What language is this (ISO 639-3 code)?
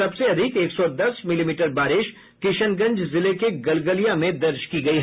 hin